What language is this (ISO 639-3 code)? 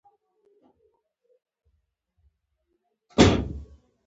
pus